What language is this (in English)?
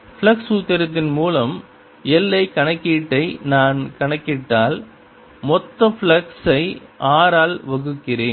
Tamil